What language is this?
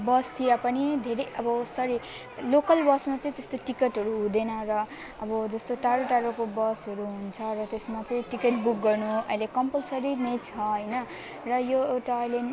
Nepali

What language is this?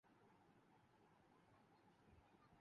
Urdu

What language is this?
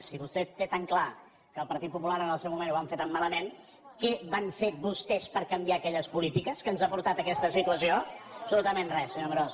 Catalan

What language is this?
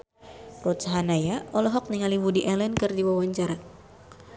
Sundanese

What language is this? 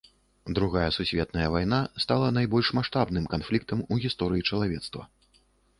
Belarusian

